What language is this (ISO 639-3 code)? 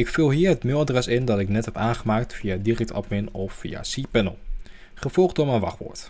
nld